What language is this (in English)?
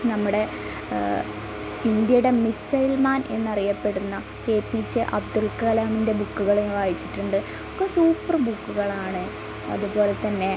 Malayalam